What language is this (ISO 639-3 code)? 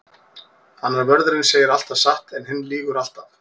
isl